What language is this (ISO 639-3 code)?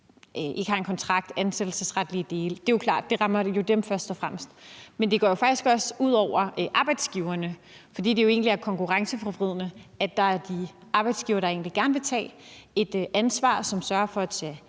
dan